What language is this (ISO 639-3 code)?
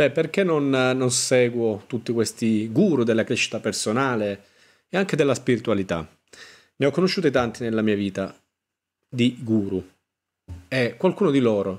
ita